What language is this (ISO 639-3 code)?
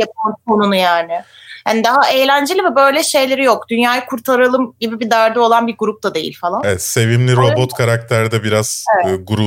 tur